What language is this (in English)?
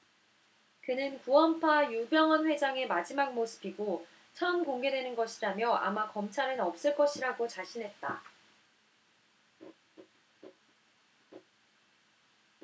Korean